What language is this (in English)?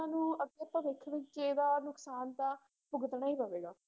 Punjabi